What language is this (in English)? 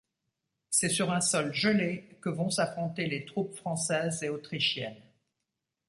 French